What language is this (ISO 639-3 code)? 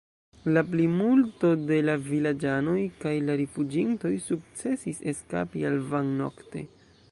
epo